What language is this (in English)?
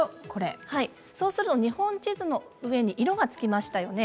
Japanese